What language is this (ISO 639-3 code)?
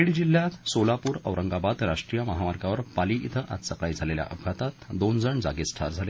mar